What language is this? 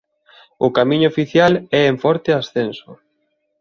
Galician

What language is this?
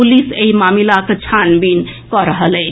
Maithili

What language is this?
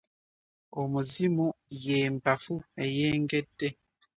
Ganda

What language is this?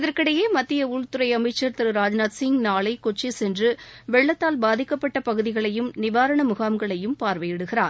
Tamil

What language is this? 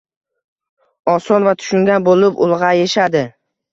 Uzbek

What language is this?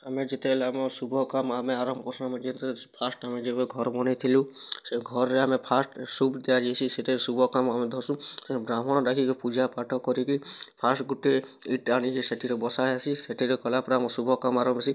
Odia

